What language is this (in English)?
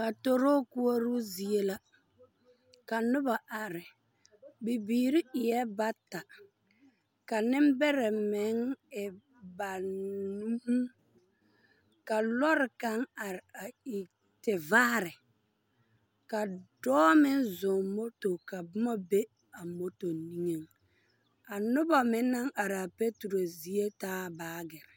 Southern Dagaare